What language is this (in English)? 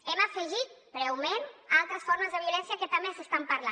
Catalan